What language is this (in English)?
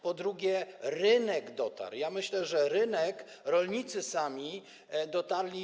Polish